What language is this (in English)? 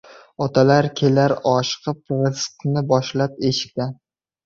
Uzbek